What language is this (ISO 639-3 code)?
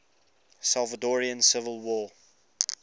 eng